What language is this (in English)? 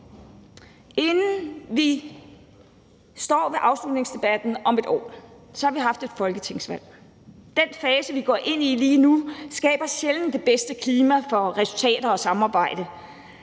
Danish